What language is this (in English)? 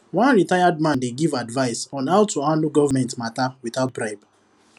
Nigerian Pidgin